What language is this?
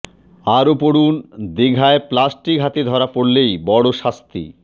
Bangla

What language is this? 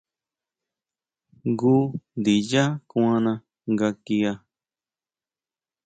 Huautla Mazatec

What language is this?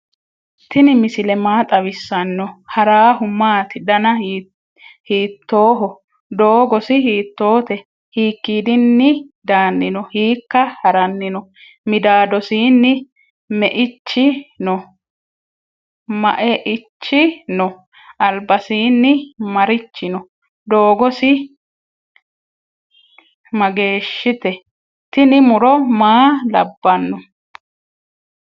Sidamo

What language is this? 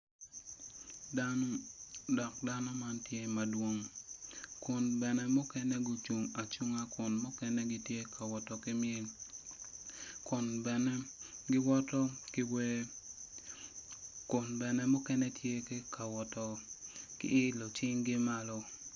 Acoli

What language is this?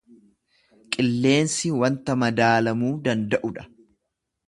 Oromo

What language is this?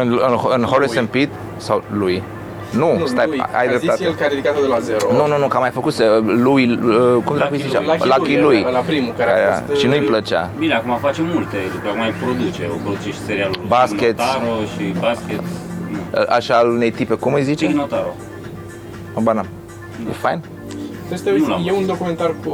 Romanian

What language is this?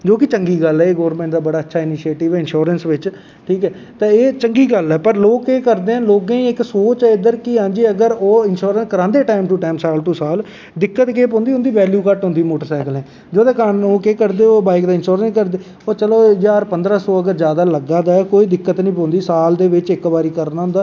Dogri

